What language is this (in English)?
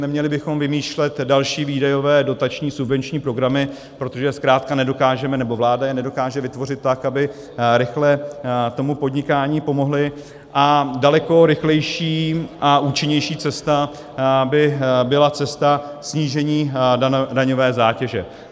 Czech